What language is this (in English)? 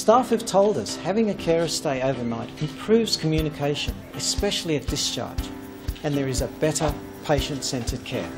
English